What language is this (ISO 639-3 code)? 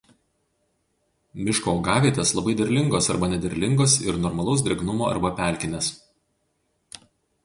lit